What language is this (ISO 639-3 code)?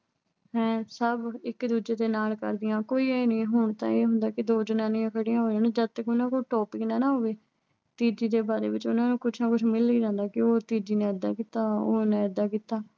pan